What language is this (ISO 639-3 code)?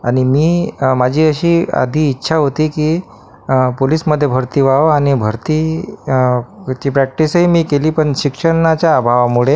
mar